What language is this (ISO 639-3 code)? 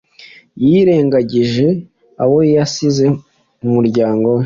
kin